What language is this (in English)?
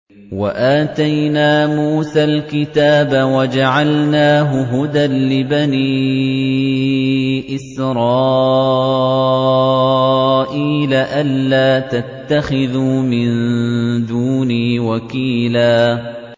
Arabic